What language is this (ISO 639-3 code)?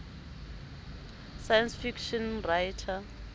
sot